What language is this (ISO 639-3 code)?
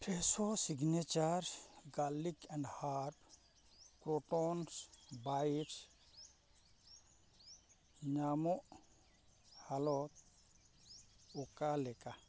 sat